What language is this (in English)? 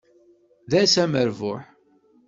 Kabyle